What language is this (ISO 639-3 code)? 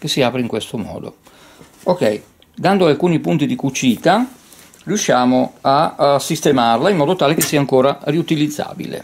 ita